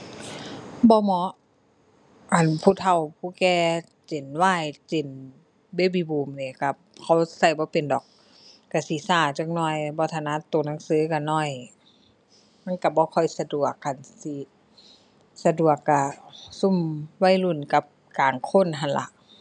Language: Thai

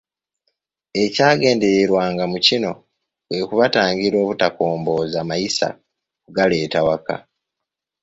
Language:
Ganda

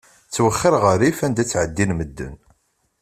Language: Kabyle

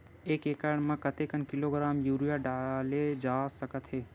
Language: Chhattisgarhi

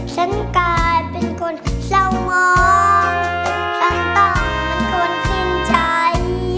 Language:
Thai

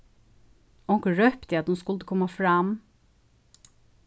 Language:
Faroese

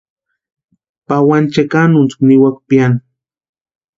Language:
Western Highland Purepecha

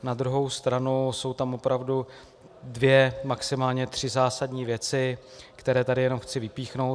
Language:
Czech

